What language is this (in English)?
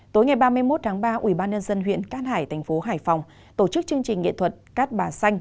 Vietnamese